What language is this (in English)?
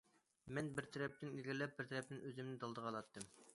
Uyghur